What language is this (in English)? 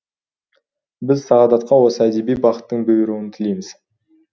Kazakh